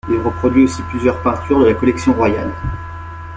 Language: French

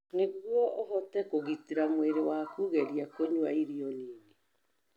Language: Kikuyu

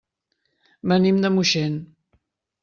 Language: Catalan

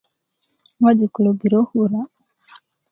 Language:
Kuku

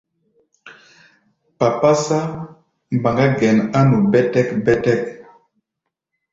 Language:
Gbaya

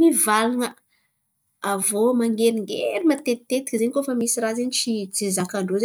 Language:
Antankarana Malagasy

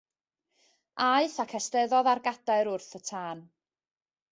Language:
Welsh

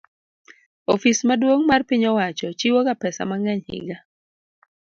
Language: Luo (Kenya and Tanzania)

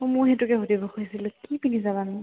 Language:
Assamese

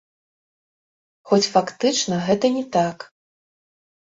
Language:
Belarusian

